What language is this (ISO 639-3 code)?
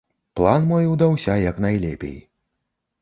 bel